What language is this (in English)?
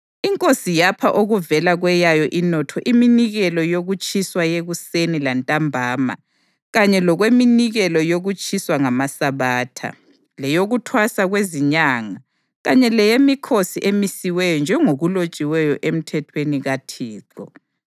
North Ndebele